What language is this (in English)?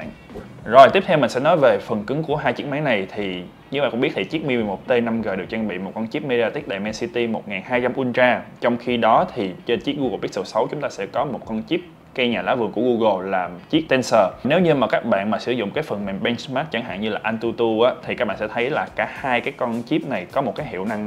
Vietnamese